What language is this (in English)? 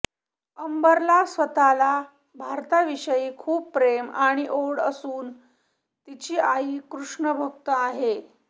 Marathi